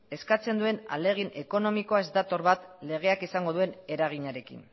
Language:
Basque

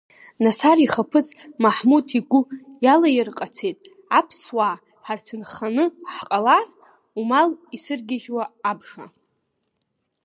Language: Abkhazian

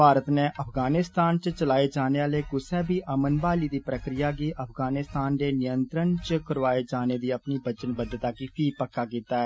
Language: Dogri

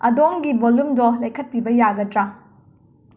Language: Manipuri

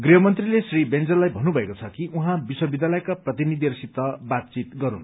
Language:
Nepali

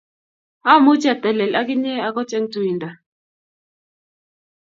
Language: Kalenjin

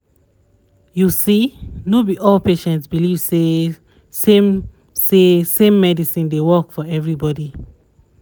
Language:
Nigerian Pidgin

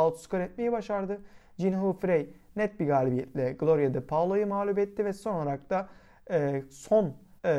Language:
Turkish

